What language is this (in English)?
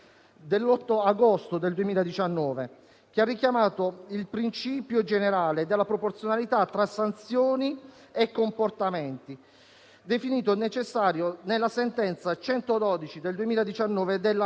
Italian